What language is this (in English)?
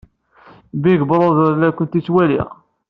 Kabyle